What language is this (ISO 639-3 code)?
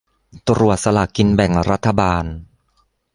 tha